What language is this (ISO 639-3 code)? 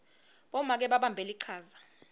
ssw